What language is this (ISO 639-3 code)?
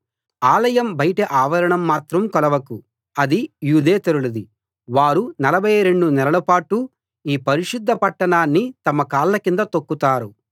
tel